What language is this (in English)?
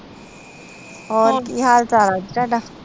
Punjabi